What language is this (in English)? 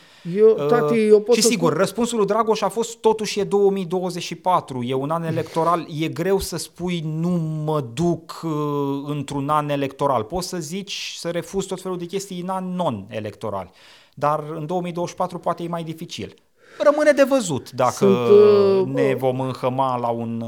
Romanian